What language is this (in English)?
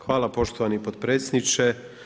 Croatian